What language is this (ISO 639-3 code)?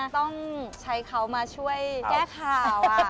tha